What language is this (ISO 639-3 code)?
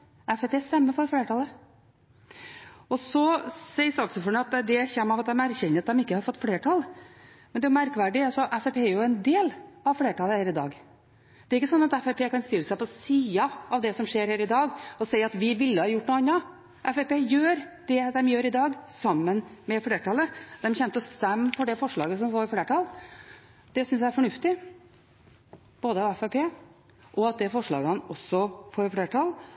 nob